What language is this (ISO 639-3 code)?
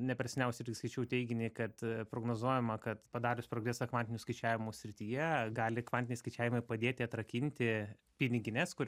lit